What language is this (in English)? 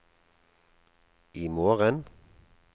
Norwegian